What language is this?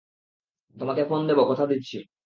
Bangla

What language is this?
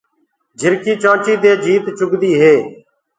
Gurgula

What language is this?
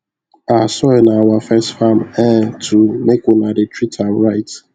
Nigerian Pidgin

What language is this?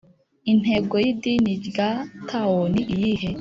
Kinyarwanda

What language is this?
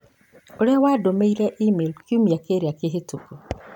Kikuyu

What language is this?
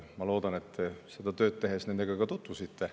Estonian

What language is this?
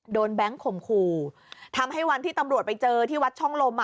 Thai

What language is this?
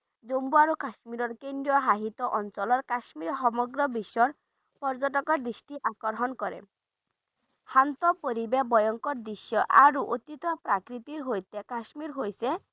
Bangla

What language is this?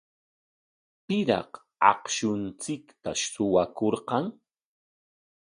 Corongo Ancash Quechua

